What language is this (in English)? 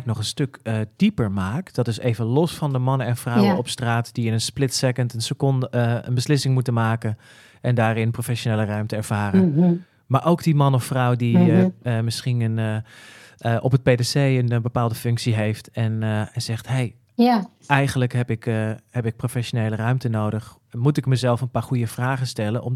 Dutch